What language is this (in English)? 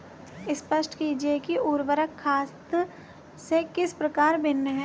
Hindi